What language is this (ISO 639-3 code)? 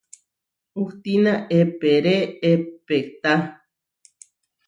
var